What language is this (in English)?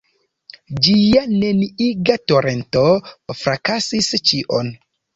Esperanto